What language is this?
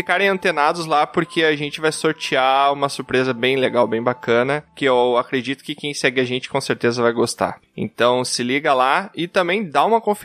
Portuguese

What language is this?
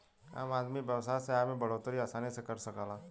Bhojpuri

